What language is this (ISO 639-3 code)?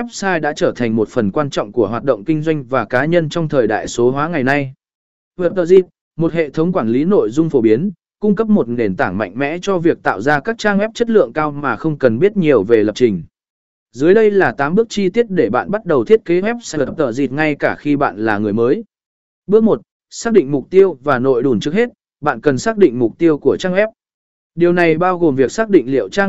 vie